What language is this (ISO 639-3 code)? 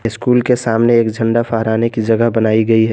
hin